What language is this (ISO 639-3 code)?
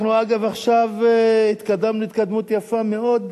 heb